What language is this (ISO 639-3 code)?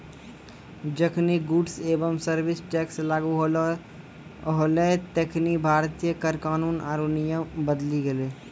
mai